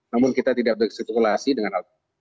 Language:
Indonesian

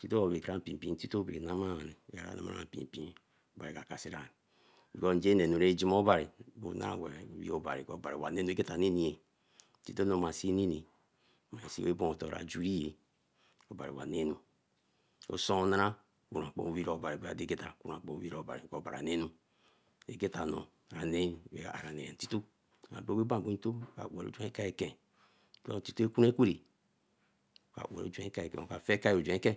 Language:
Eleme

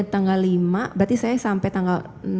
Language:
Indonesian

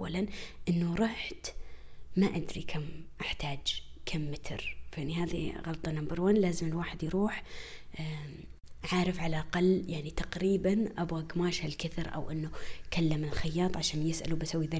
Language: Arabic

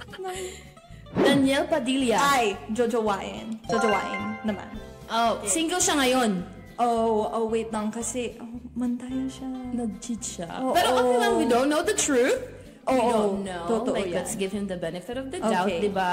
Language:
Filipino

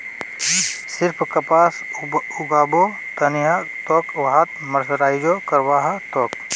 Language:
Magahi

